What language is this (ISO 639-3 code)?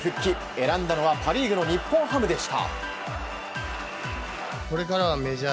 jpn